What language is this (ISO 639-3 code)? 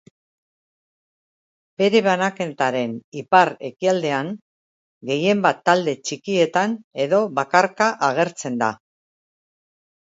eus